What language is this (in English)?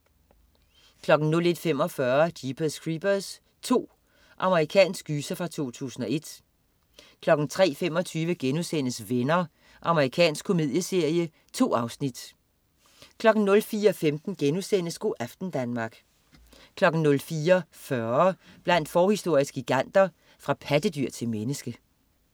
Danish